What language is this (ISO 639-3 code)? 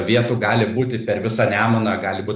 lit